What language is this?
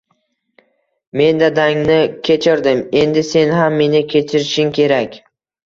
Uzbek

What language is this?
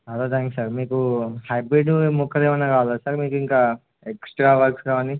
Telugu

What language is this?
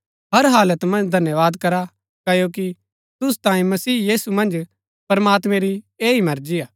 Gaddi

